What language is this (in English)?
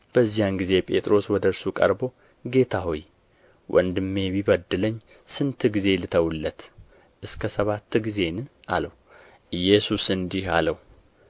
Amharic